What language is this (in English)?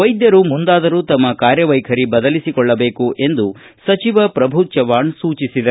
Kannada